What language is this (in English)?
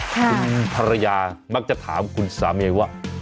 Thai